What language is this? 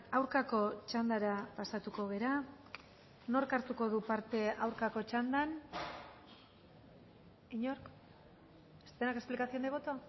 Basque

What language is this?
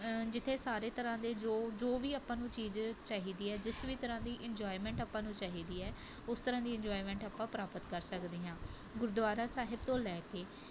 Punjabi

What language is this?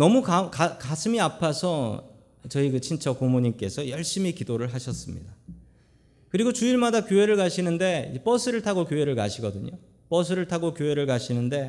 Korean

